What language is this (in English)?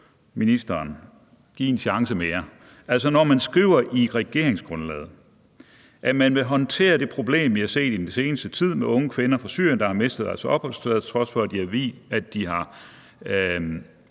Danish